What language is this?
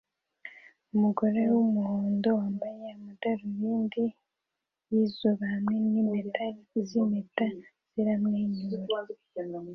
Kinyarwanda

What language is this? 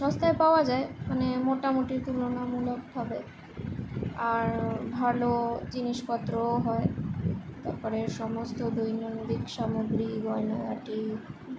Bangla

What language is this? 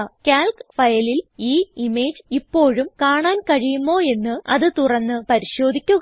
Malayalam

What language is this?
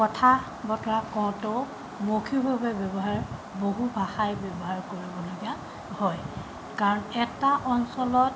Assamese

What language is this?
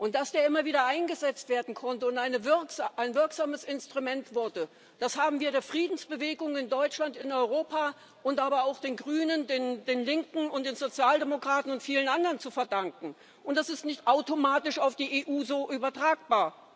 German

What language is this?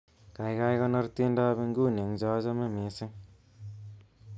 Kalenjin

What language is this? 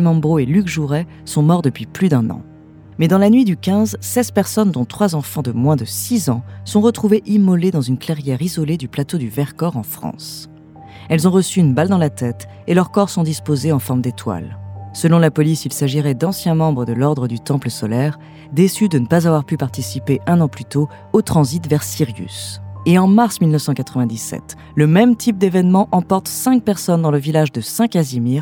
French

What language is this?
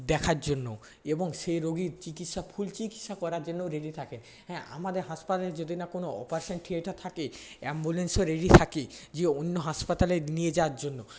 Bangla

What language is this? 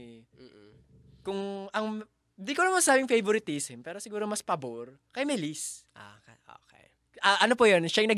Filipino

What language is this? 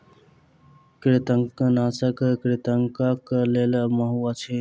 Maithili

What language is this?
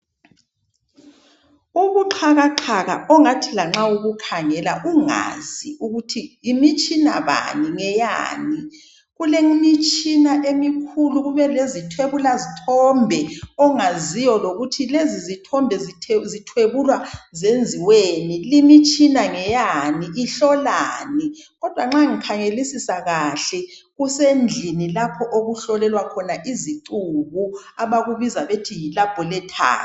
North Ndebele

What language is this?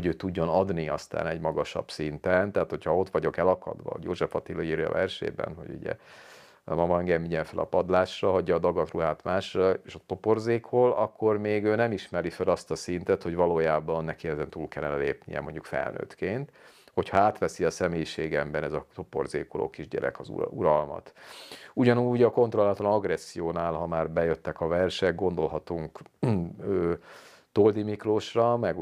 Hungarian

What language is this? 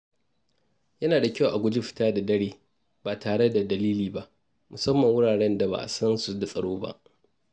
Hausa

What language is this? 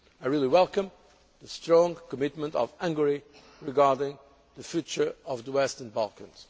English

